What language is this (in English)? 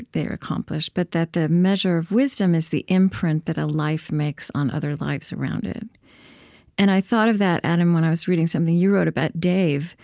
English